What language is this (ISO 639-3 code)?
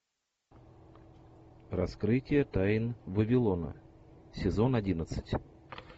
rus